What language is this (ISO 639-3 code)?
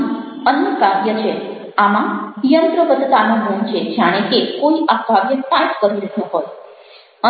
guj